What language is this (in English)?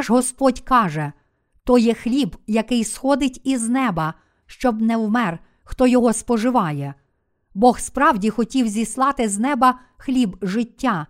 Ukrainian